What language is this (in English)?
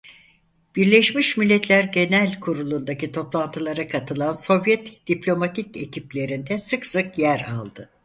Turkish